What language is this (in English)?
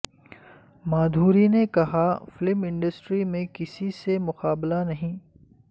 Urdu